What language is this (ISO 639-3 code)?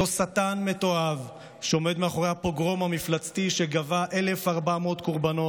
heb